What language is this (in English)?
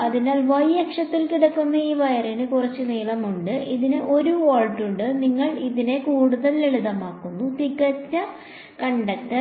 Malayalam